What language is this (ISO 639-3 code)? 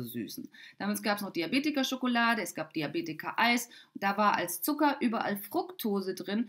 deu